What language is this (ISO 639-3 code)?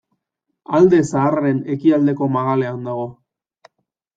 eus